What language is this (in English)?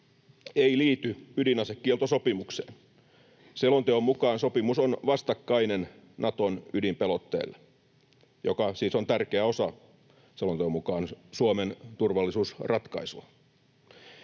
Finnish